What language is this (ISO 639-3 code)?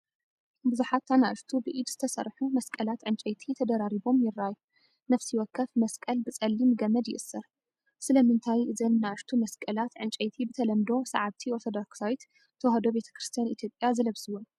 tir